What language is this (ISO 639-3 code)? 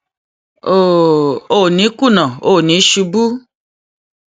yor